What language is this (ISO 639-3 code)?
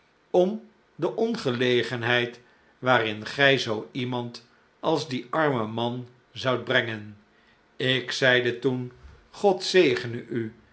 nld